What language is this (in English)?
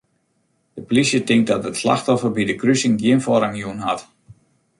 Western Frisian